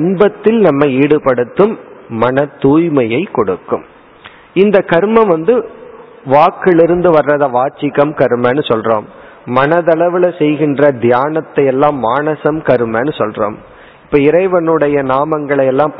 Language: Tamil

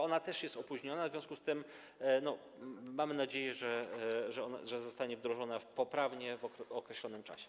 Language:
Polish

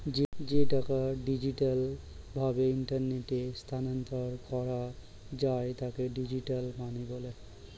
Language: Bangla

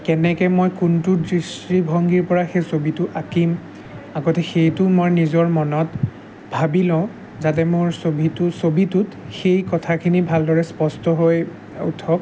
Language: Assamese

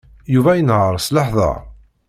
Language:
Kabyle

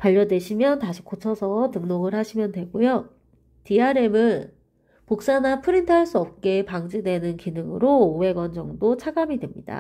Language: Korean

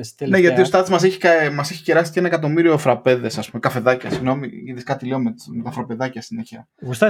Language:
Greek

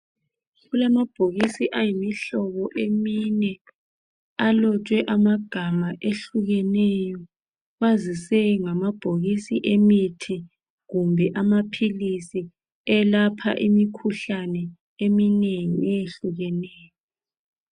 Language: North Ndebele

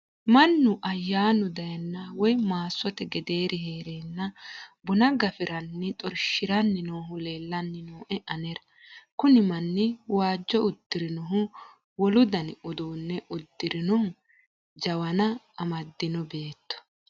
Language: Sidamo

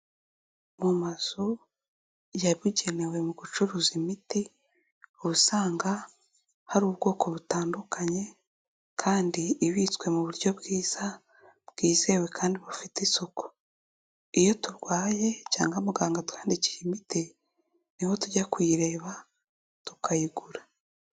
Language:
Kinyarwanda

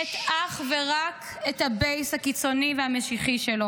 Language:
Hebrew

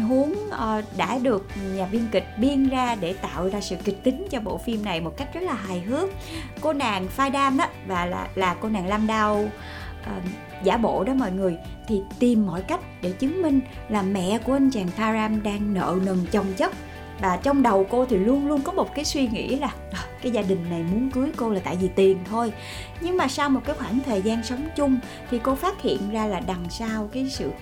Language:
Vietnamese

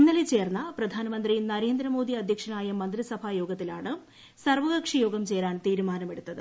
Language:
Malayalam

